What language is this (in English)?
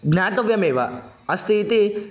Sanskrit